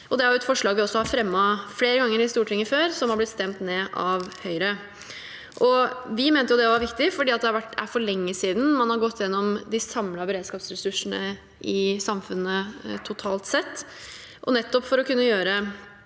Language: Norwegian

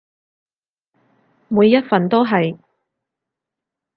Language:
Cantonese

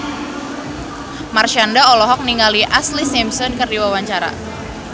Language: Sundanese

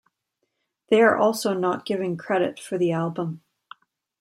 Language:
English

